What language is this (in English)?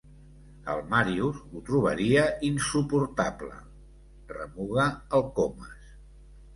Catalan